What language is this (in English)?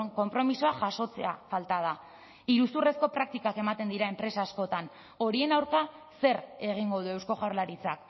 Basque